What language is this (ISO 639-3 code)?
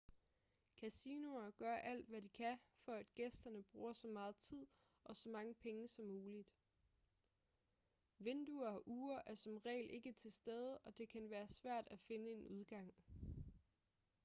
dan